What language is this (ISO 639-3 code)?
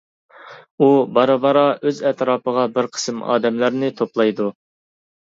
uig